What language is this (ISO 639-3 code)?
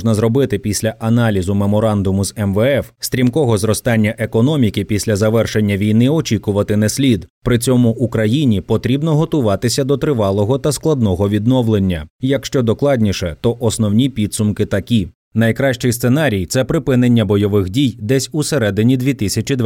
ukr